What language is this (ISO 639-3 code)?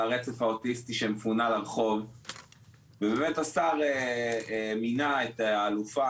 heb